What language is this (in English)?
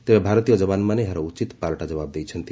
Odia